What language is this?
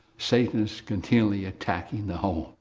English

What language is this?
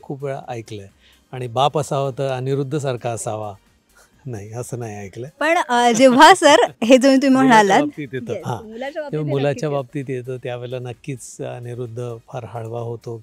Marathi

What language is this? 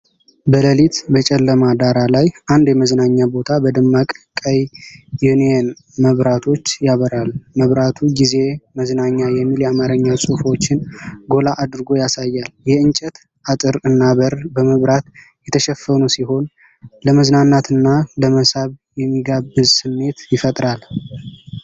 Amharic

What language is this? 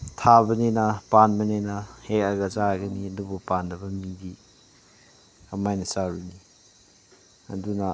Manipuri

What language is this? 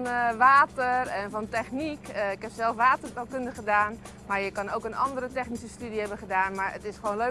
Dutch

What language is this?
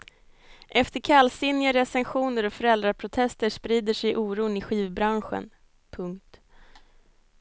Swedish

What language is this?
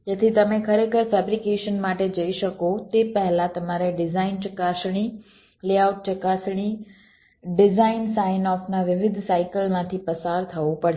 Gujarati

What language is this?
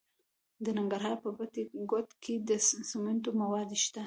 Pashto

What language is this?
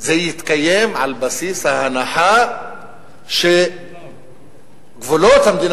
Hebrew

